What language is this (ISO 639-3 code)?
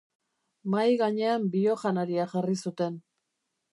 eus